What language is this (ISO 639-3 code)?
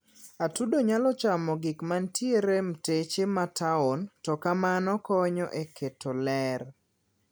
luo